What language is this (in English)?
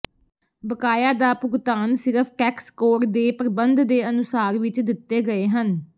Punjabi